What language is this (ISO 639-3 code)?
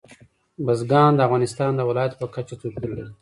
pus